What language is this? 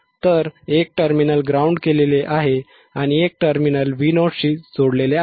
Marathi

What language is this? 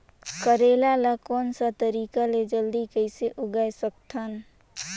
Chhattisgarhi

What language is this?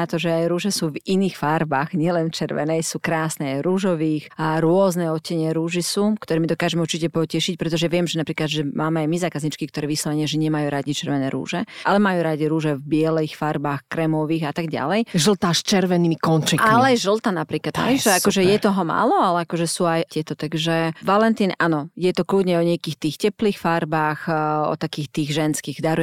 Slovak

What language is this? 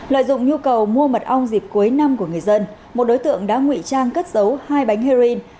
Vietnamese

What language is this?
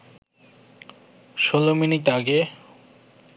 Bangla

